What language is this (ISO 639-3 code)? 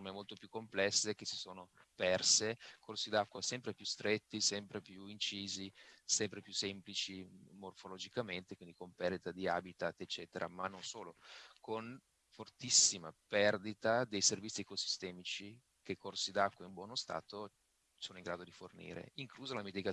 ita